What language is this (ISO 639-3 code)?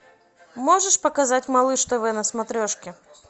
rus